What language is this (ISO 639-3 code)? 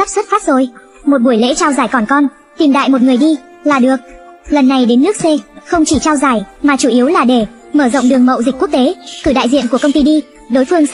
vie